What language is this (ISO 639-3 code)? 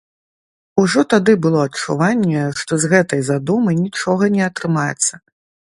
bel